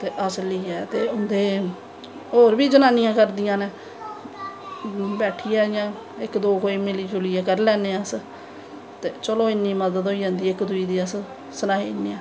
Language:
Dogri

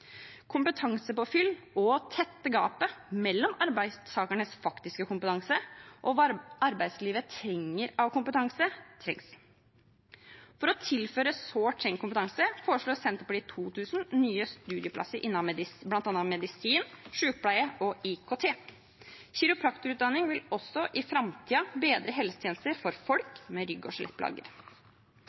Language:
Norwegian Bokmål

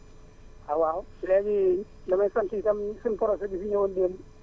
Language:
Wolof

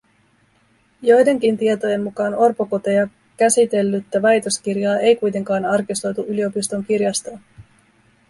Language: Finnish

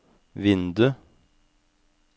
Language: Norwegian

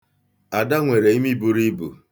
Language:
Igbo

